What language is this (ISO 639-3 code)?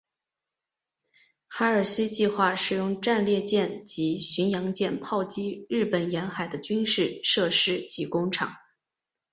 zho